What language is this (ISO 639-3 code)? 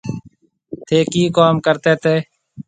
mve